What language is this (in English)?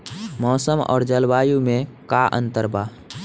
Bhojpuri